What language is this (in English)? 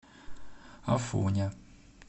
Russian